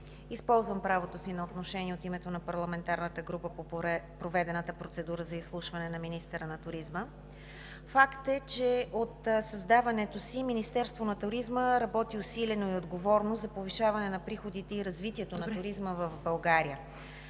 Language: Bulgarian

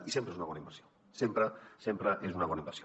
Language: Catalan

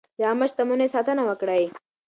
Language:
Pashto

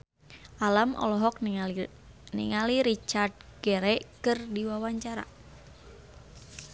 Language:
Sundanese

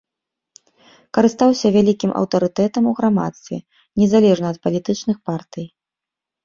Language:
Belarusian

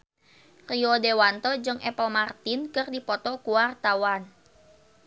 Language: Sundanese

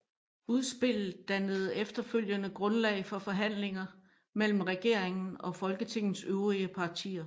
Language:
Danish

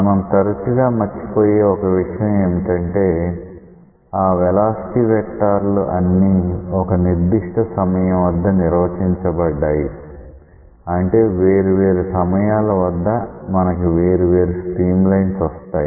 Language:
Telugu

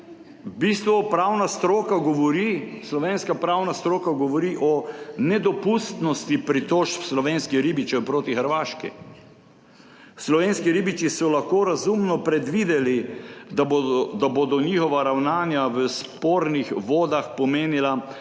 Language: Slovenian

